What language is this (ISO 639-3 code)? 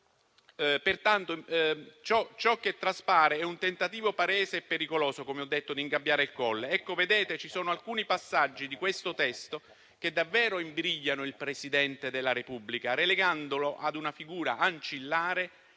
ita